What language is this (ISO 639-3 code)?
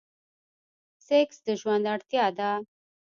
pus